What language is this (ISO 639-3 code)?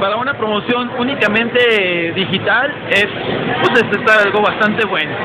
spa